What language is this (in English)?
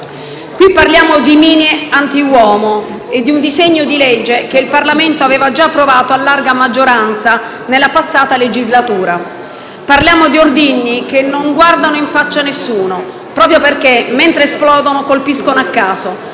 Italian